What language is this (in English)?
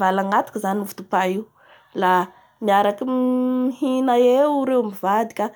Bara Malagasy